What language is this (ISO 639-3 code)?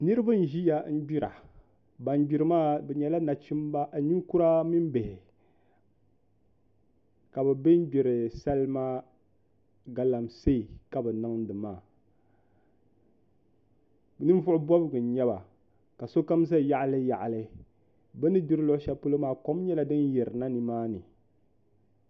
dag